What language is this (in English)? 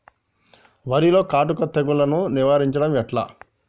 Telugu